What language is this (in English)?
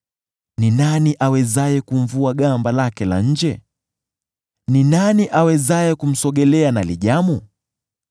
Swahili